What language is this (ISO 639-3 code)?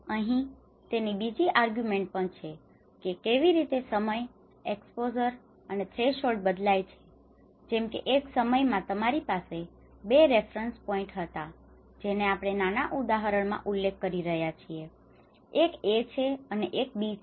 guj